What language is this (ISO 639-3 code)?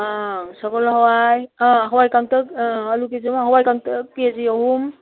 mni